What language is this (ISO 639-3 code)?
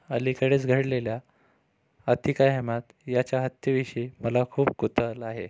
mar